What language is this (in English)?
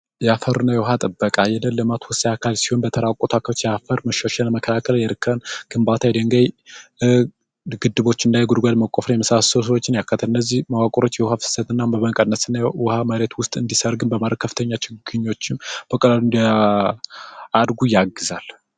Amharic